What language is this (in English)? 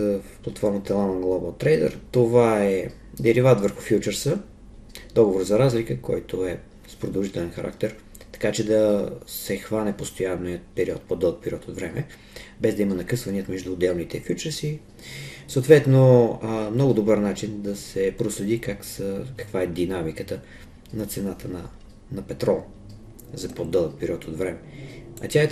Bulgarian